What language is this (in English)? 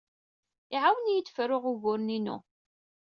Kabyle